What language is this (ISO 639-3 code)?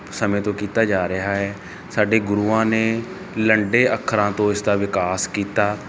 pan